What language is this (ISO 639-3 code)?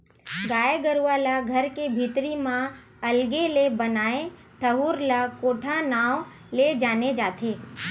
hne